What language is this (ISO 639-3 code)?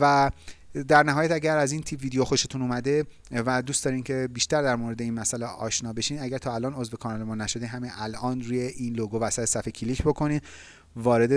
fas